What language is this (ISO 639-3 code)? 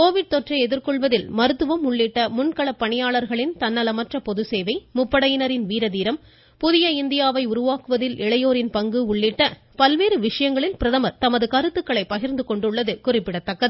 tam